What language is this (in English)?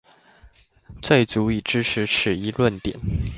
Chinese